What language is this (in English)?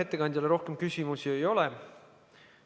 Estonian